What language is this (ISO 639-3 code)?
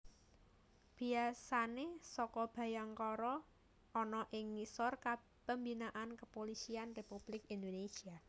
jav